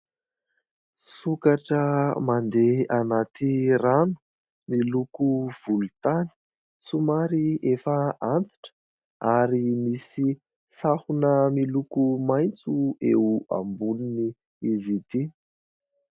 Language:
Malagasy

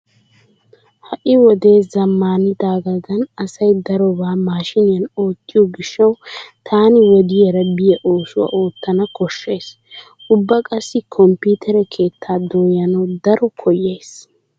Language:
Wolaytta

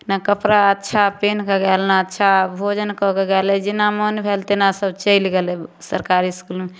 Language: Maithili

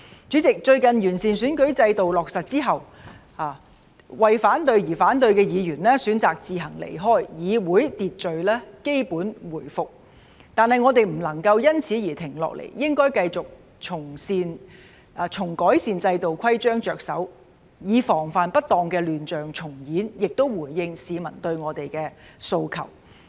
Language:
Cantonese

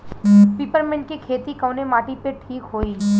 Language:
Bhojpuri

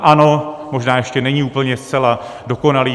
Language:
Czech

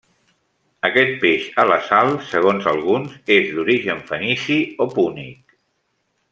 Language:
Catalan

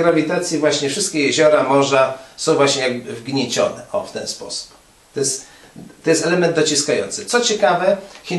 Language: Polish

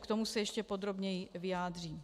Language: Czech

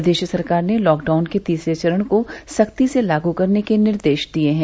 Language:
Hindi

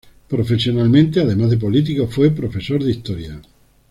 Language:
Spanish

